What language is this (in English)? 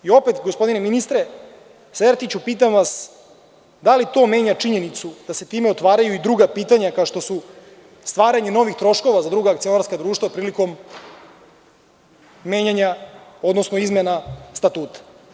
Serbian